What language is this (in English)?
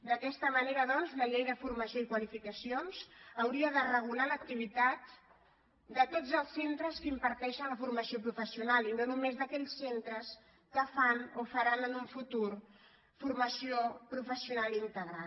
Catalan